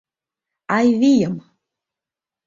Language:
Mari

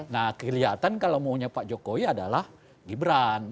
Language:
Indonesian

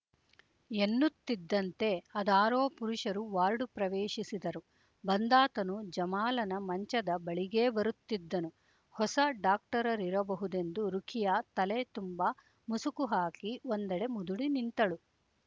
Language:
Kannada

